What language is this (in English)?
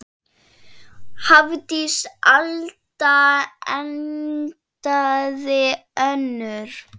Icelandic